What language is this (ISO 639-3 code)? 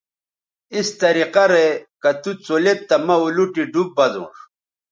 btv